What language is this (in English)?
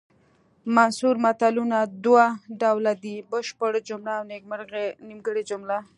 Pashto